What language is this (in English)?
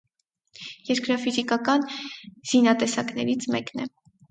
Armenian